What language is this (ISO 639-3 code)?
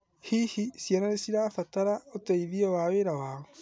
kik